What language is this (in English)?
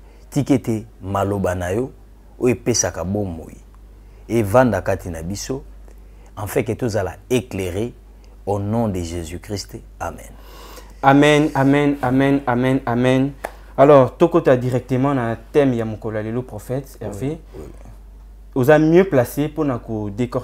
French